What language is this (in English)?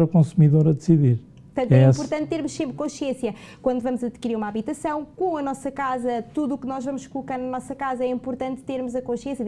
Portuguese